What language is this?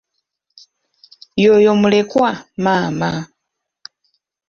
Ganda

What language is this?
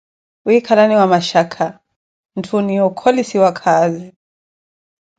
Koti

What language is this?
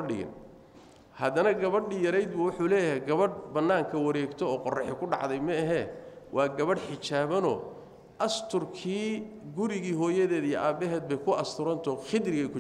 Arabic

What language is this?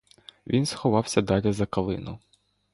Ukrainian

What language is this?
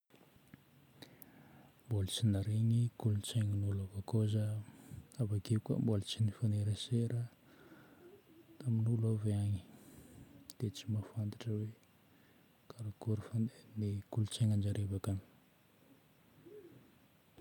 Northern Betsimisaraka Malagasy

